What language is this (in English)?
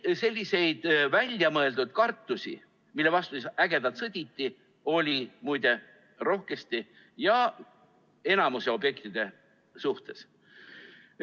Estonian